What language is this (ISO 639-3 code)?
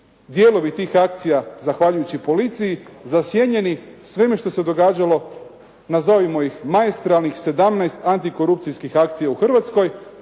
hrv